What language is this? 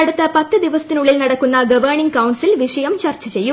Malayalam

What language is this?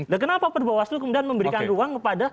Indonesian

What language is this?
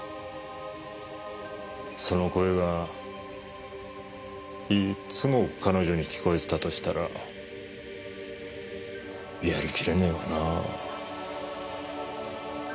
Japanese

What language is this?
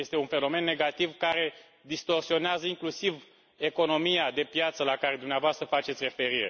Romanian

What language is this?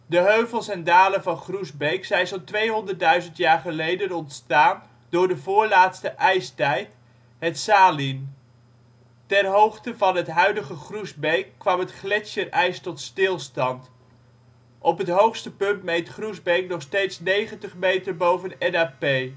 Dutch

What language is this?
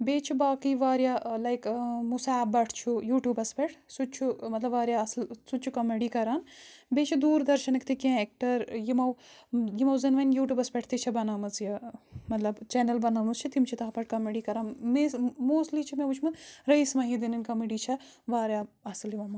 Kashmiri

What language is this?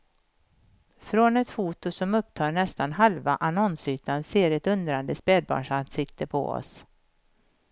Swedish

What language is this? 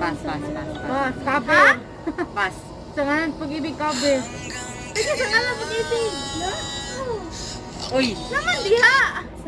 Indonesian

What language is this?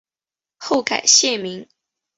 Chinese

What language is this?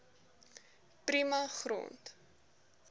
Afrikaans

